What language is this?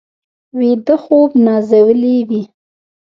Pashto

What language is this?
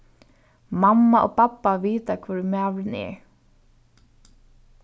Faroese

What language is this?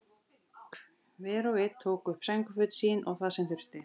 Icelandic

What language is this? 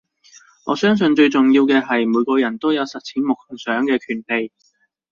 Cantonese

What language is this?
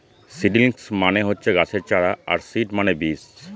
Bangla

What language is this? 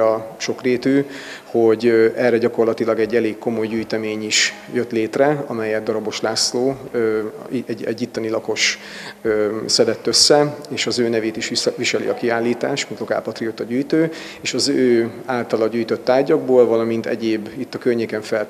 Hungarian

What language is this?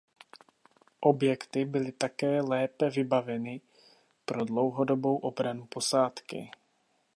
Czech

